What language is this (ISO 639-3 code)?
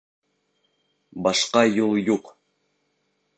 bak